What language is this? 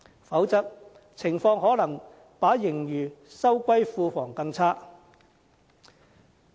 Cantonese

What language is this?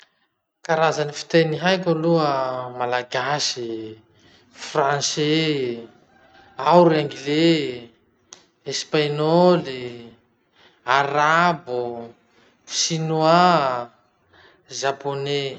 Masikoro Malagasy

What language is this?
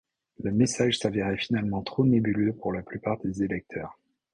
French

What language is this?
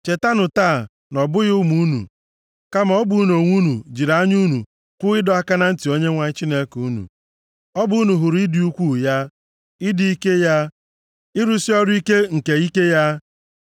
Igbo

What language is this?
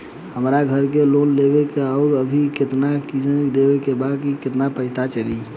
Bhojpuri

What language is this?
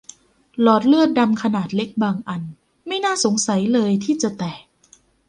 Thai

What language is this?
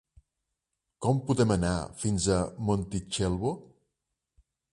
Catalan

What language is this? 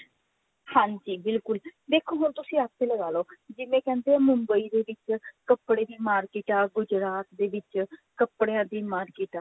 Punjabi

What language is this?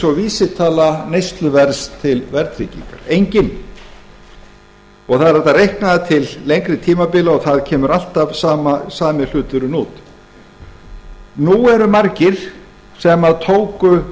Icelandic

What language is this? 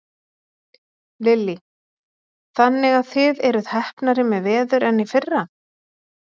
Icelandic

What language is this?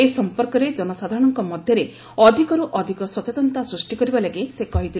Odia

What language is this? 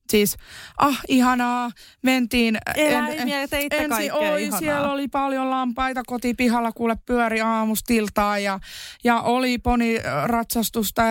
Finnish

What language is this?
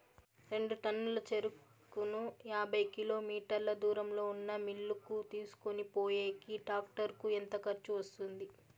Telugu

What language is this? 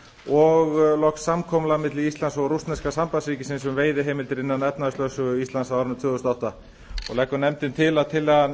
Icelandic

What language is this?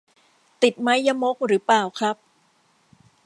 Thai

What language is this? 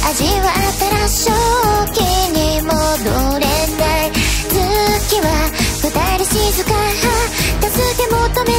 Korean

